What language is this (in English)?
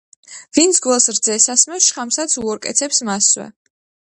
Georgian